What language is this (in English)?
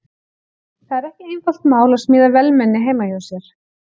Icelandic